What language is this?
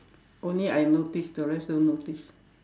English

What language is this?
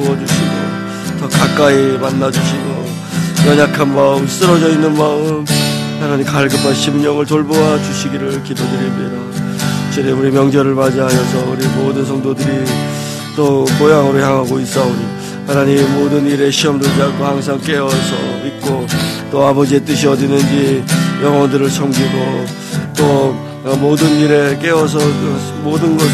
Korean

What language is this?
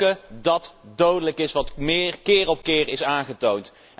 Dutch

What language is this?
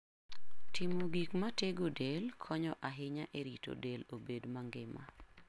Luo (Kenya and Tanzania)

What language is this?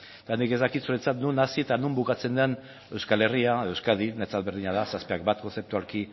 Basque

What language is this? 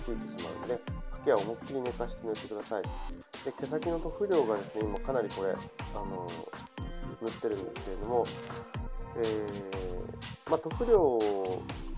Japanese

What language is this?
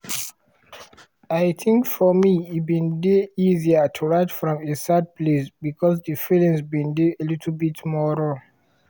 Nigerian Pidgin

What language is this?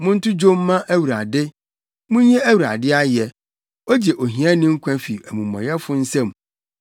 Akan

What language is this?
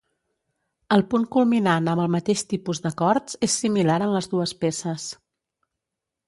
Catalan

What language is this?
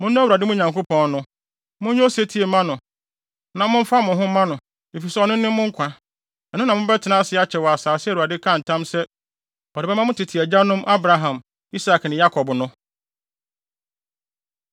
Akan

